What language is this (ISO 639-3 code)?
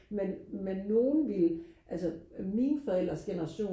dan